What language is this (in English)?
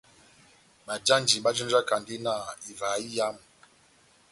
Batanga